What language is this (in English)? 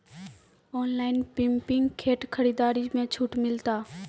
Maithili